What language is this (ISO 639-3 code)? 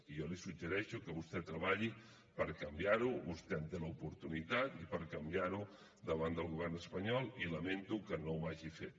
cat